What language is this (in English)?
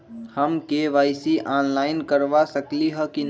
Magahi